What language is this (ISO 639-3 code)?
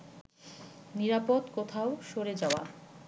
ben